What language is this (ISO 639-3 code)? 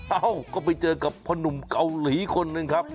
tha